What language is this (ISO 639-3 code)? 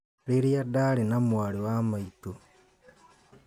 kik